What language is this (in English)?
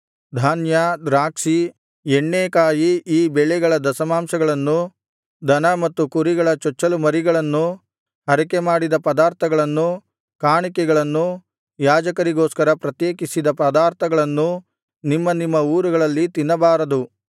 Kannada